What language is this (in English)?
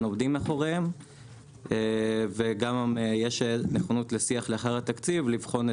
Hebrew